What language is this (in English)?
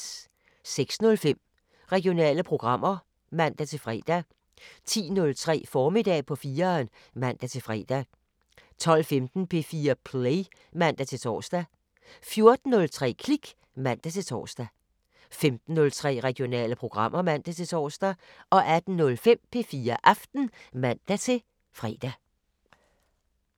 Danish